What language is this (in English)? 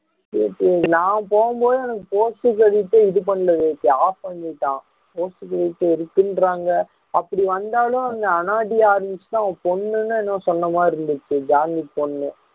Tamil